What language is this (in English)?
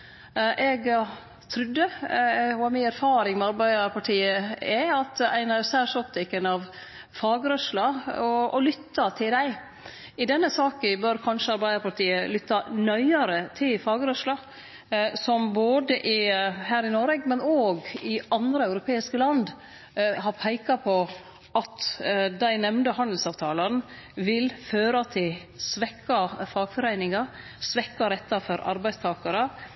Norwegian Nynorsk